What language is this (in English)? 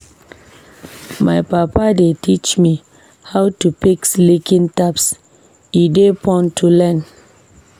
Nigerian Pidgin